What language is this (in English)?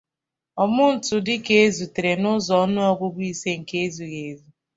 Igbo